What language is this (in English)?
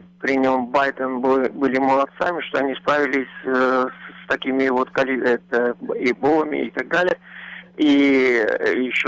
Russian